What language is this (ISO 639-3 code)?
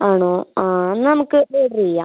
mal